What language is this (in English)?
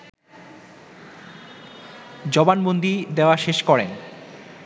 Bangla